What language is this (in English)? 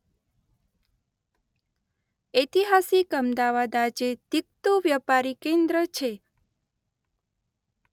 Gujarati